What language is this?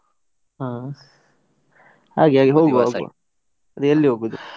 Kannada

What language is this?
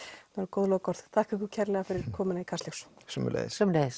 Icelandic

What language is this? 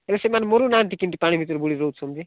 Odia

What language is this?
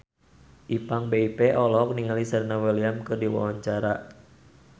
Sundanese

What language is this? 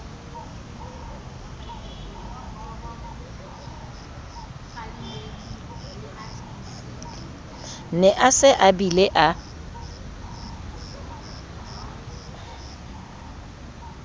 Southern Sotho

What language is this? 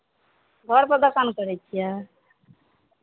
Maithili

